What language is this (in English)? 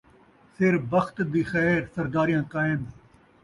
Saraiki